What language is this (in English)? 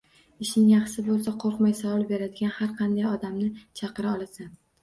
Uzbek